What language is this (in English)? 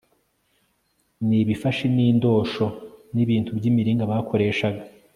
Kinyarwanda